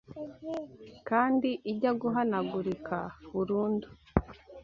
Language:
Kinyarwanda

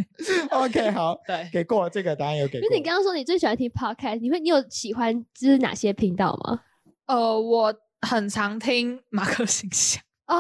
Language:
Chinese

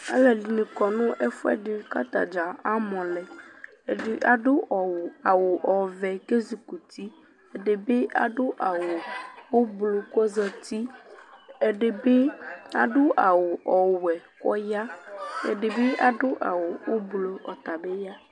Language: Ikposo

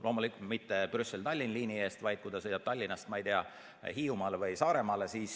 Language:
Estonian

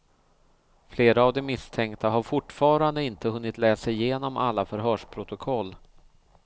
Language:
Swedish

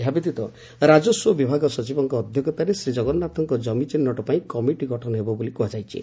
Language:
Odia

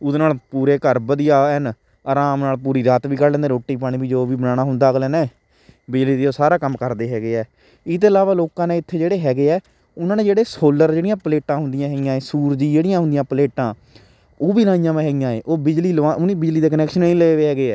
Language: Punjabi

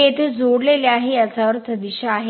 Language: Marathi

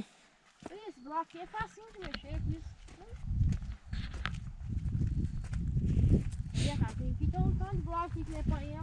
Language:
Portuguese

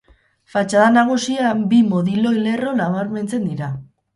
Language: Basque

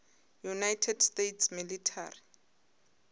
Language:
Northern Sotho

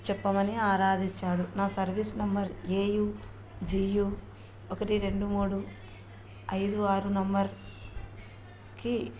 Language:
Telugu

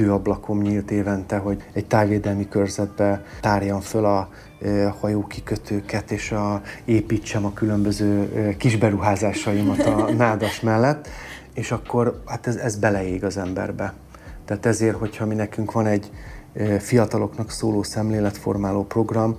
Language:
Hungarian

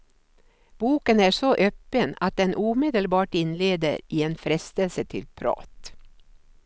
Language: Swedish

